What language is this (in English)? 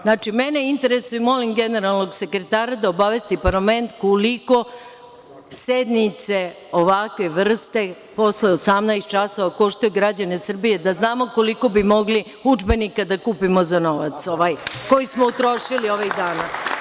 Serbian